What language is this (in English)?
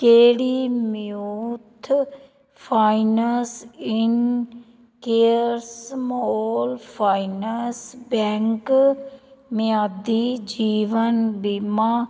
Punjabi